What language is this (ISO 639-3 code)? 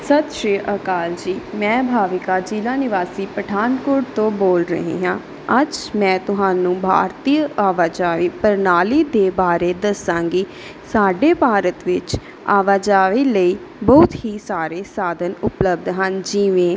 pan